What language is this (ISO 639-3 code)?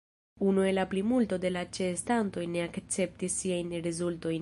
epo